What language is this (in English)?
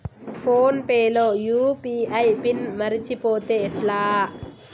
Telugu